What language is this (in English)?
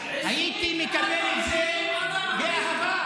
Hebrew